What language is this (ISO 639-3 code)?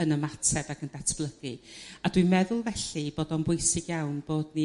cym